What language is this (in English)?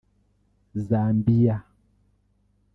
Kinyarwanda